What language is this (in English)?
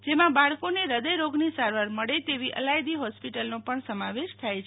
Gujarati